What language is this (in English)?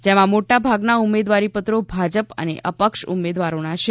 Gujarati